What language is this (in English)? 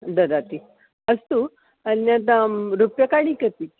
Sanskrit